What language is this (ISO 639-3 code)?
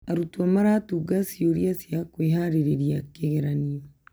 kik